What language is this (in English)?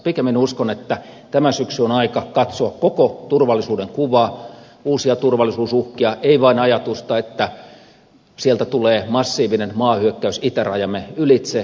Finnish